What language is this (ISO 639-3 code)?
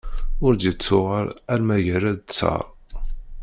kab